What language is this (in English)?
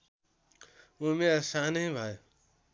Nepali